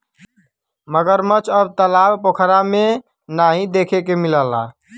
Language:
Bhojpuri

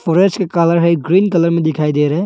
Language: Hindi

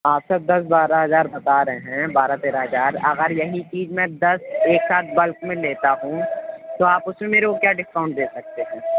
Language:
Urdu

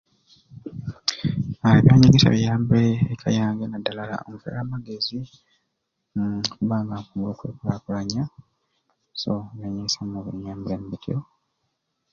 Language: Ruuli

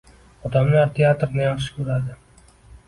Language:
Uzbek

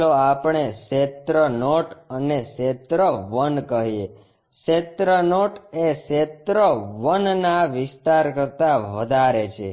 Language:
Gujarati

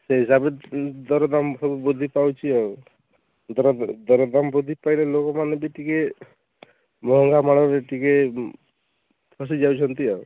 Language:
Odia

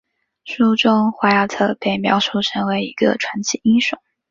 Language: Chinese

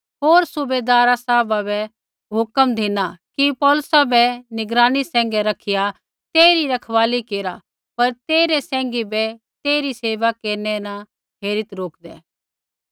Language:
Kullu Pahari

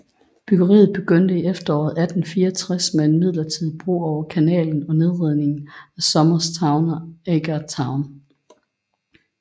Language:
Danish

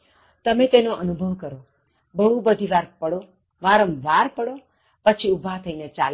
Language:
Gujarati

